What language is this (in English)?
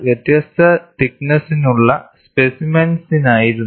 Malayalam